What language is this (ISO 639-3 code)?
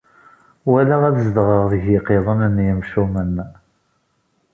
kab